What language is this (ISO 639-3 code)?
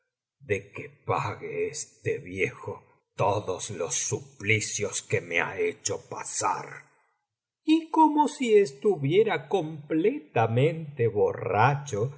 spa